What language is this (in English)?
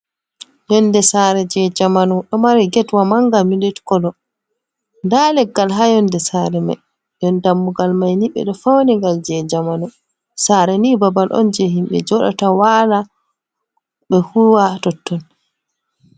Fula